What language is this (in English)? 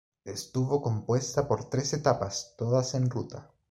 Spanish